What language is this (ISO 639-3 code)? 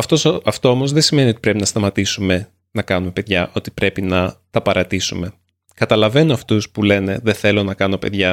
ell